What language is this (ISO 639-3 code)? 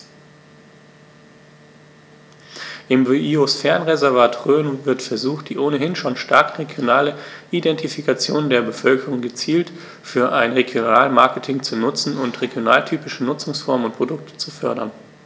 deu